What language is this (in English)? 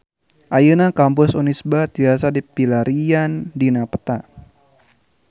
Sundanese